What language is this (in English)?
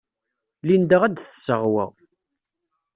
Kabyle